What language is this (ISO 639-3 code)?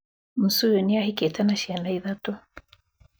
kik